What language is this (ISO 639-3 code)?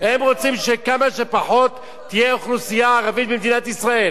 heb